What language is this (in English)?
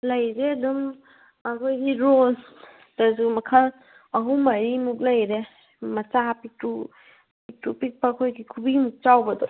Manipuri